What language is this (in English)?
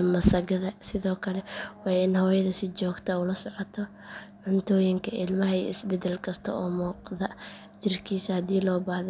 Somali